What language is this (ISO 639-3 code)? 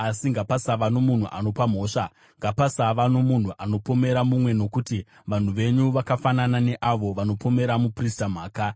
sna